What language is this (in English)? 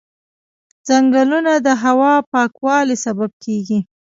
Pashto